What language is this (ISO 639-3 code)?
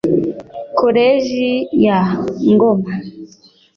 kin